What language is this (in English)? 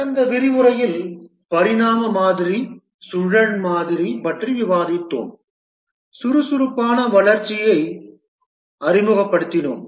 Tamil